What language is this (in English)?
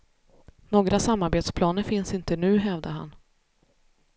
Swedish